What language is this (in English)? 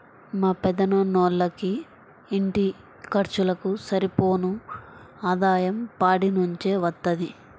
Telugu